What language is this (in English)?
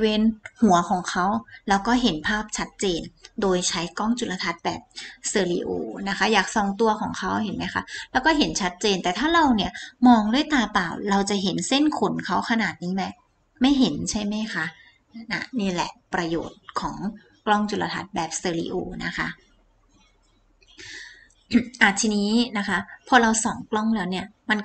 Thai